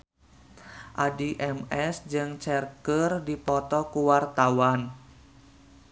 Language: Sundanese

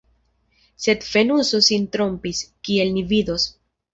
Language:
Esperanto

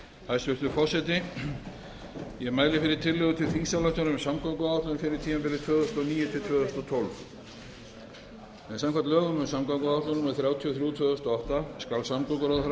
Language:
Icelandic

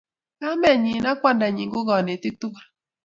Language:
Kalenjin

